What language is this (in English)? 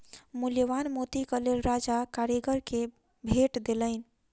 Maithili